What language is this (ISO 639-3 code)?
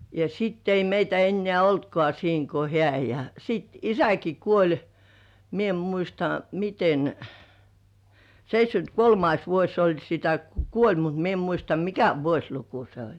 fin